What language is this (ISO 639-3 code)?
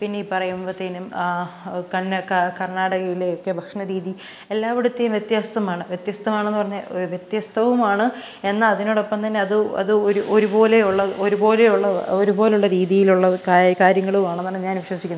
mal